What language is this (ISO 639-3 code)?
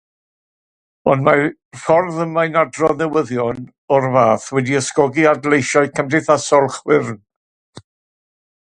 cym